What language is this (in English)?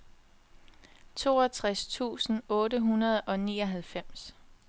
Danish